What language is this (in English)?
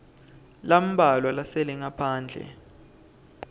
Swati